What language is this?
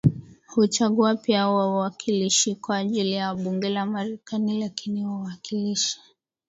Swahili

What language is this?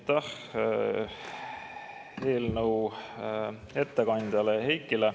Estonian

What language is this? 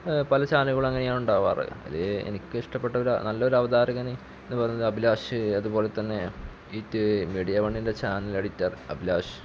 Malayalam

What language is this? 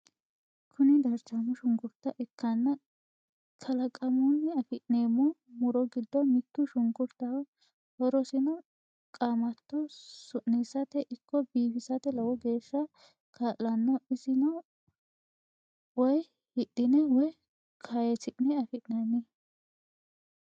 Sidamo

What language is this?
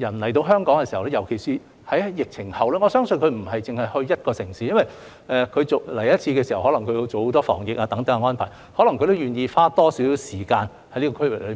Cantonese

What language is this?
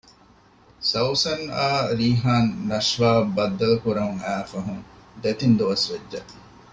Divehi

